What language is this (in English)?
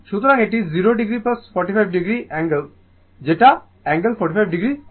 Bangla